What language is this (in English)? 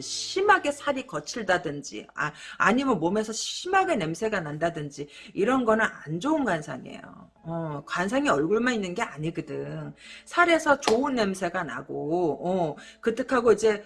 Korean